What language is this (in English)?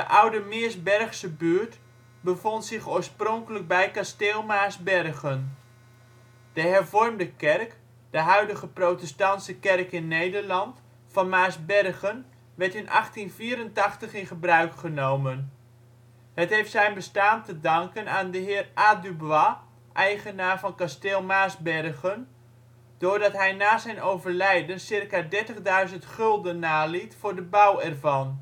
Dutch